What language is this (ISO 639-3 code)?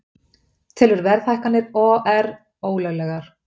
isl